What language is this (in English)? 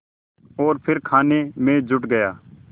Hindi